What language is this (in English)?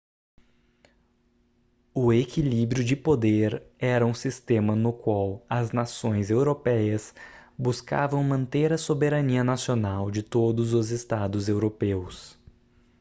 Portuguese